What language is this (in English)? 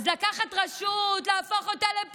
Hebrew